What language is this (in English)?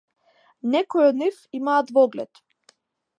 Macedonian